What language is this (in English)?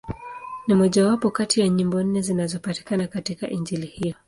Swahili